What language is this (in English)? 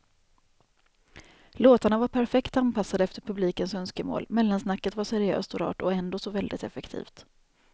Swedish